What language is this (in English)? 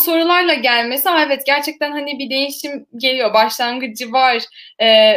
Turkish